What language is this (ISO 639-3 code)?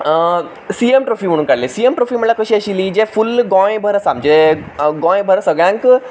kok